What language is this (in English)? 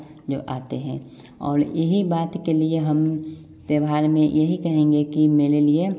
Hindi